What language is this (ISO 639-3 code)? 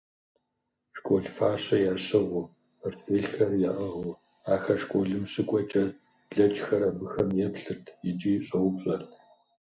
kbd